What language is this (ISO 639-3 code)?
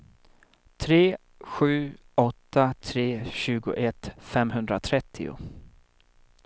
swe